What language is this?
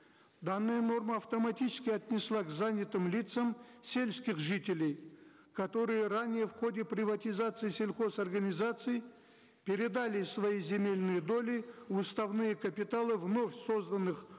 Kazakh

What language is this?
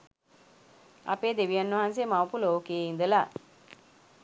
Sinhala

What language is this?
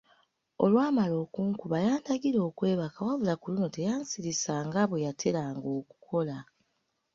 Ganda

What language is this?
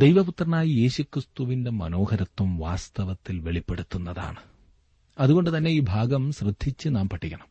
Malayalam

